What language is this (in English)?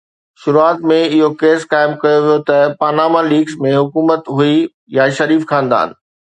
Sindhi